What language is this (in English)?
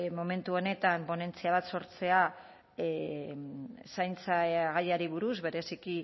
Basque